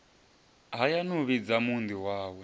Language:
Venda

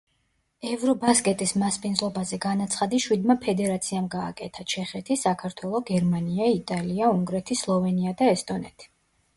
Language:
Georgian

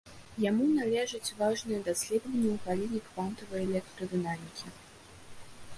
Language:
Belarusian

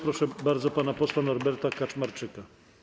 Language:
Polish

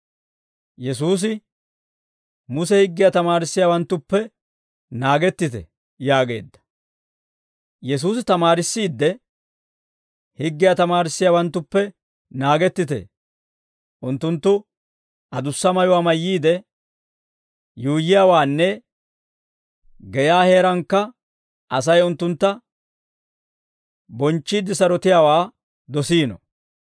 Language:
Dawro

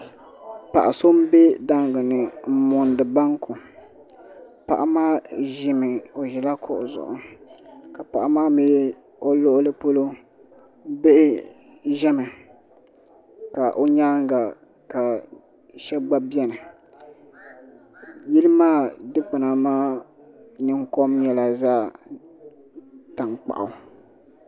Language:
Dagbani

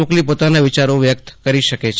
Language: Gujarati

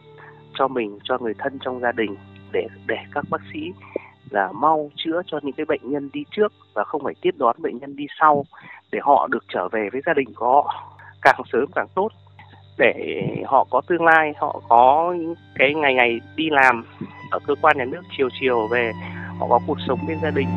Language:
Vietnamese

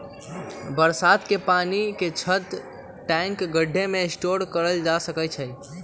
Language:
Magahi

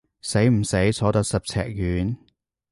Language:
Cantonese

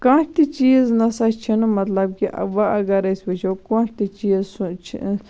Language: Kashmiri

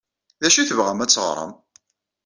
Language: Kabyle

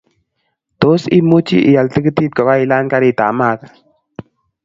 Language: Kalenjin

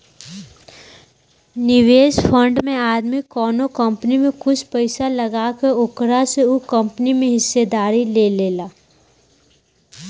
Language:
Bhojpuri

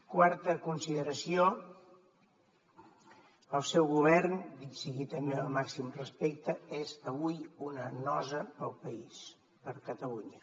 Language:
Catalan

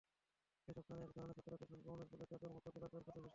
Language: Bangla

